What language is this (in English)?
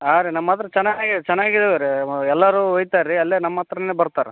Kannada